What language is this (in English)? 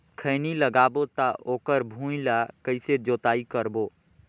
Chhattisgarhi